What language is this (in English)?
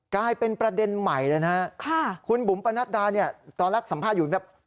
Thai